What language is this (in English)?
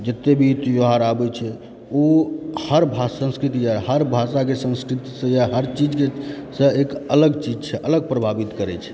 Maithili